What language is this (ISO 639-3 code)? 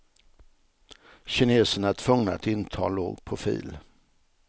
swe